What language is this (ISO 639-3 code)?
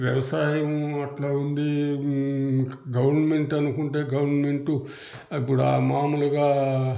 tel